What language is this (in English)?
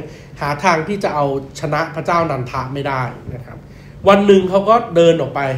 Thai